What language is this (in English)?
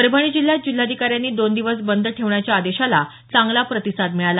Marathi